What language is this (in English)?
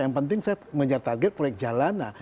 Indonesian